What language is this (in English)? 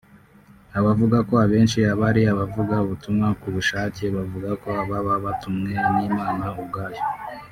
Kinyarwanda